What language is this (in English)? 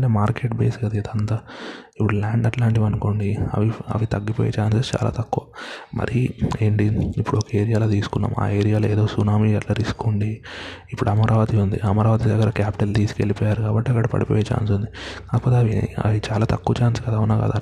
Telugu